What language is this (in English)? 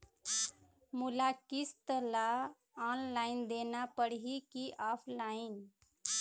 Chhattisgarhi